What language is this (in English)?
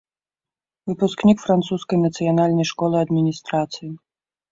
Belarusian